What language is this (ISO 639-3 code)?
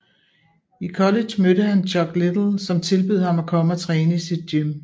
dan